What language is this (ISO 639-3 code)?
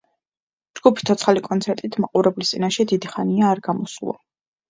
kat